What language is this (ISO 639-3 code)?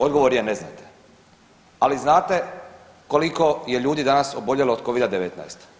hrv